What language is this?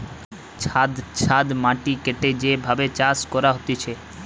Bangla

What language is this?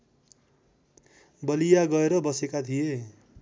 Nepali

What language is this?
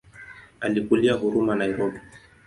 Swahili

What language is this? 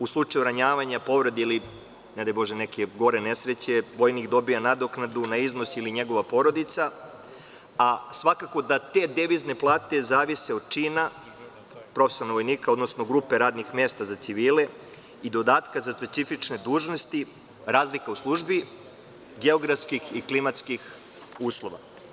Serbian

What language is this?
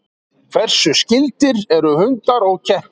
Icelandic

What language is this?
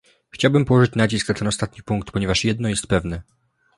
Polish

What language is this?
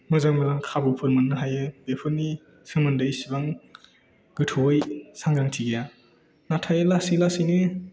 Bodo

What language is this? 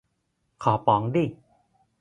Thai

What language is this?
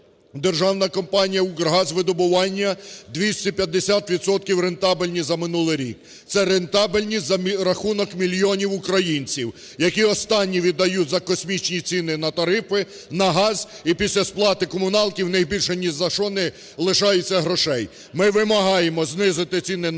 Ukrainian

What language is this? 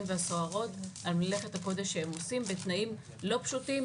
Hebrew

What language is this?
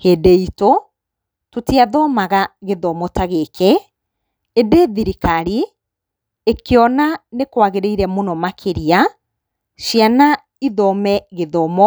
Kikuyu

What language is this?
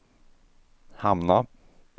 Swedish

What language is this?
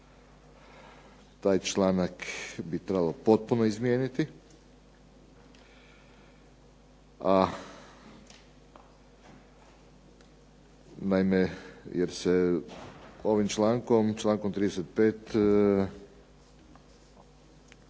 Croatian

